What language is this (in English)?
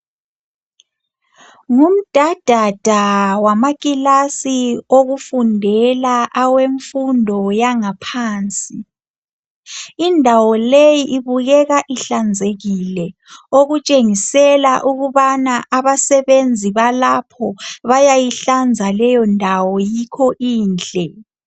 North Ndebele